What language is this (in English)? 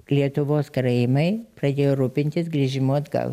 Lithuanian